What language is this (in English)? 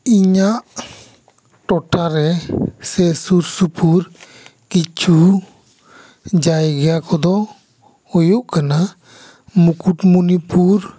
Santali